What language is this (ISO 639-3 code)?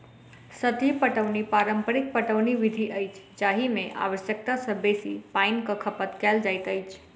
mai